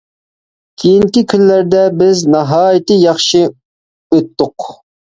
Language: Uyghur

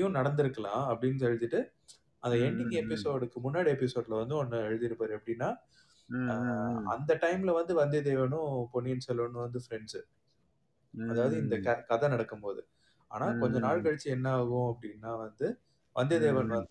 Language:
Tamil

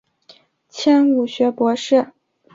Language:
Chinese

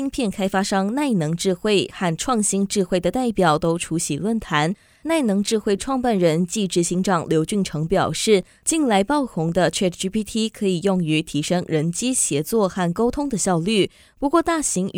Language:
Chinese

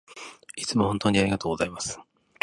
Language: Japanese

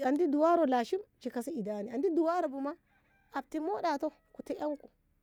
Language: Ngamo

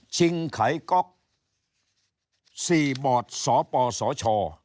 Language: Thai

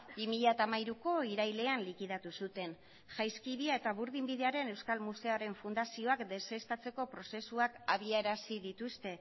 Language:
Basque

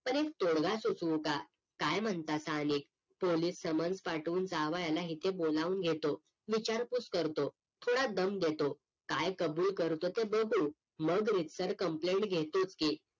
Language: Marathi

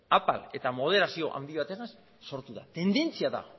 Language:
Basque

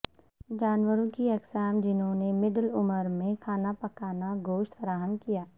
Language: Urdu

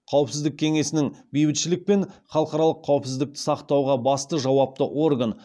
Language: Kazakh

